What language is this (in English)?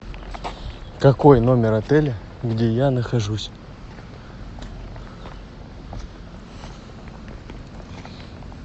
Russian